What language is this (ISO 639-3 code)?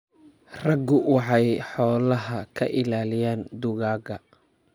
som